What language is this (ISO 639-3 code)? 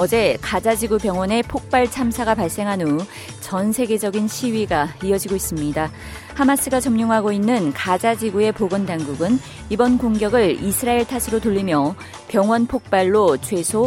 kor